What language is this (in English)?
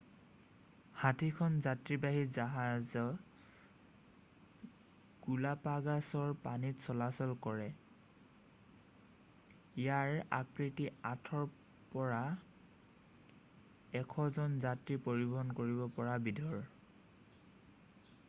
Assamese